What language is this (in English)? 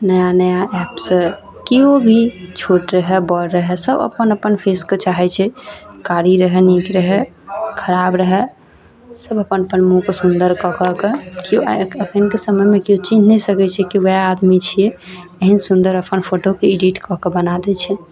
Maithili